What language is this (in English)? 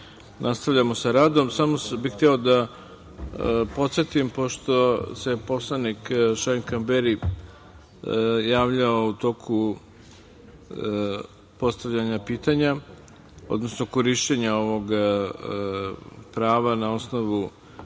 Serbian